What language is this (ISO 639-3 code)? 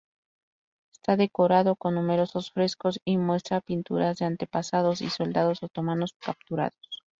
spa